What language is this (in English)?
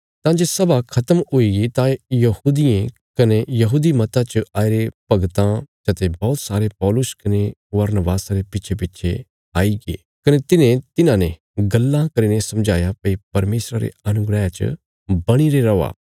Bilaspuri